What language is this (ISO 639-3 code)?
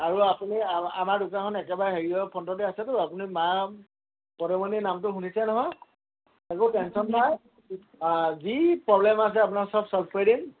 asm